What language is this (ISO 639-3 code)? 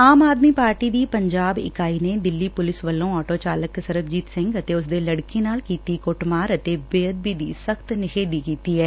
pan